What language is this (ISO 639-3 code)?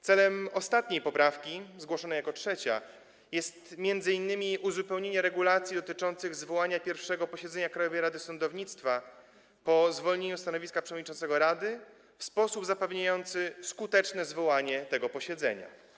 pol